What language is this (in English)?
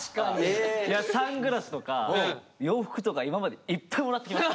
Japanese